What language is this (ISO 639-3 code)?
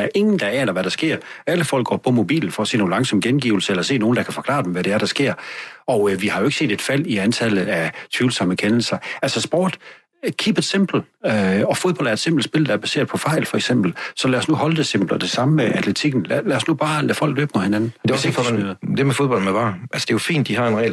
dan